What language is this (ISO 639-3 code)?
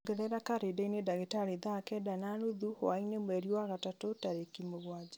kik